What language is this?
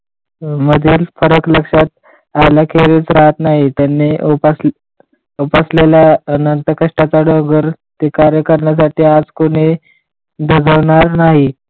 Marathi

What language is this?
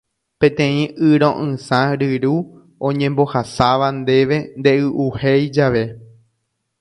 Guarani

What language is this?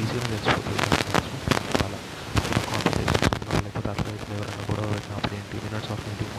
Telugu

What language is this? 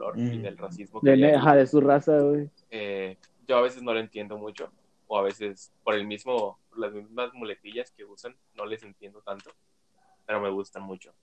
Spanish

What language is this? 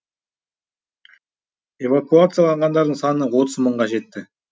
Kazakh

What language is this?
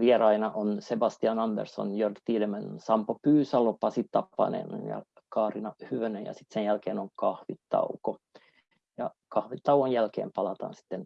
Finnish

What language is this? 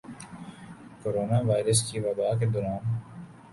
Urdu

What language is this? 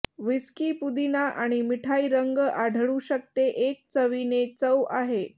Marathi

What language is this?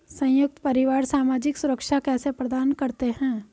Hindi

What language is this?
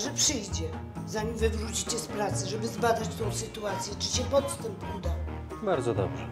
Polish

